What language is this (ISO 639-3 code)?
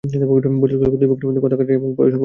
ben